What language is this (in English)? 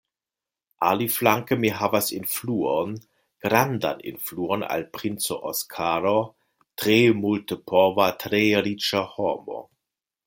Esperanto